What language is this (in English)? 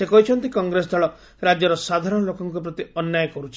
Odia